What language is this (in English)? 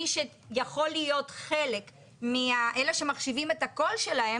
Hebrew